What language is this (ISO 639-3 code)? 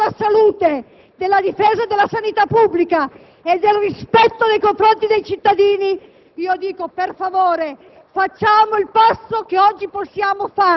ita